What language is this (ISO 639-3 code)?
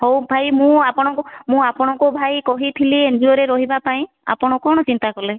ori